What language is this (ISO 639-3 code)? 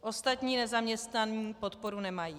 ces